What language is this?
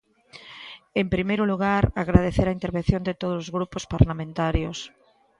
Galician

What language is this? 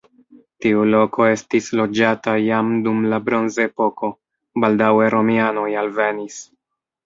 Esperanto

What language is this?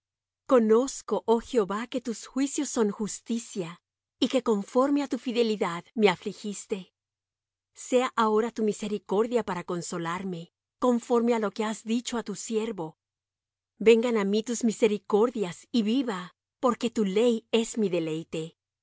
Spanish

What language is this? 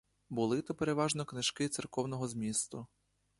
Ukrainian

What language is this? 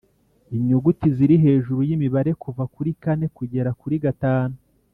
Kinyarwanda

